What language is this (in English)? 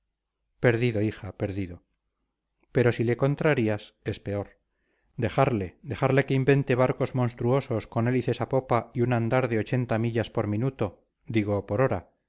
Spanish